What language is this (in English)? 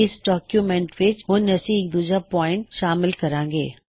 Punjabi